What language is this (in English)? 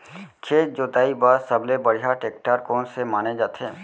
Chhattisgarhi